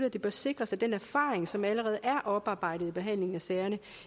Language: Danish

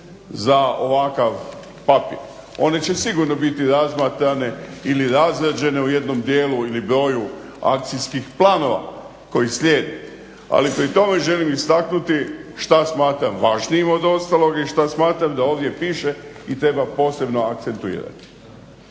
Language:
Croatian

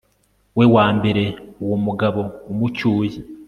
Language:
Kinyarwanda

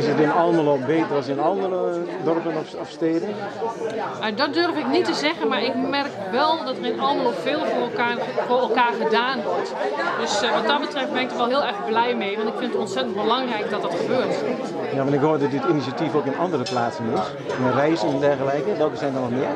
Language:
Dutch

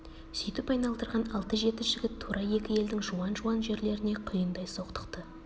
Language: Kazakh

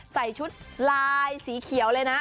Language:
Thai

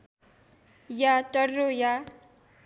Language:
Nepali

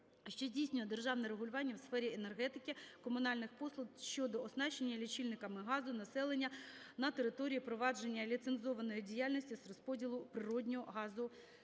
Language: Ukrainian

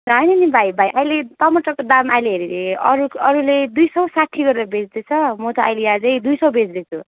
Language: Nepali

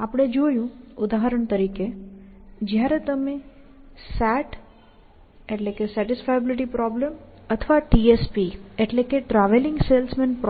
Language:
Gujarati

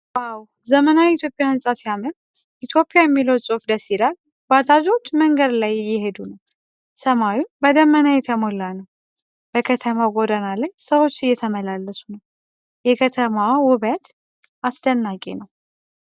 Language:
Amharic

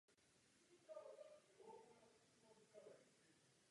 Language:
Czech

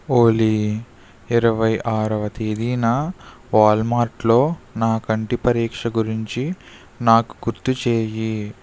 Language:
Telugu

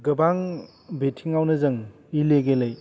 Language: Bodo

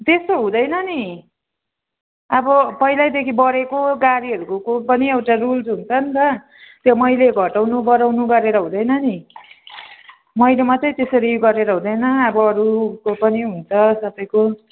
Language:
Nepali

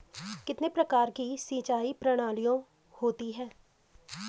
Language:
Hindi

